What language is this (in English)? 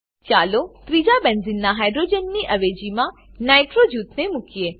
Gujarati